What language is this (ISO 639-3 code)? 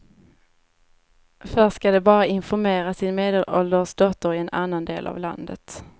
swe